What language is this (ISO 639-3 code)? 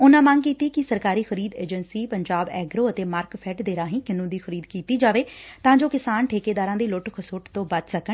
pan